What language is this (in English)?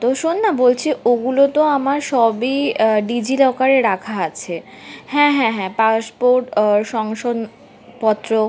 Bangla